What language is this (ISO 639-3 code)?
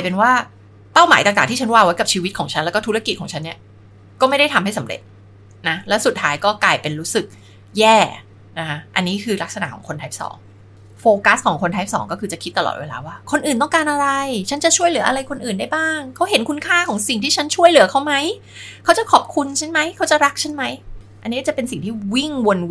tha